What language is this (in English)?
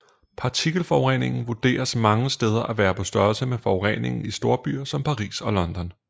Danish